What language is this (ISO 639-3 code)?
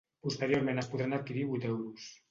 cat